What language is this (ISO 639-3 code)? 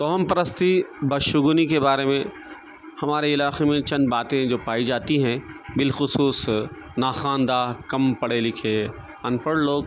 urd